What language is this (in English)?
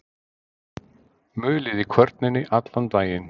Icelandic